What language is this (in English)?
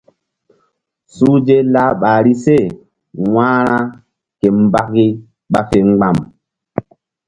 Mbum